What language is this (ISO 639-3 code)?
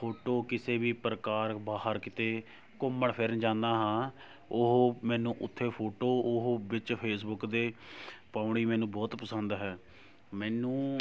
pan